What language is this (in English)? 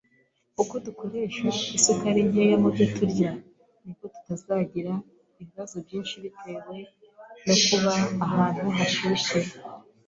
Kinyarwanda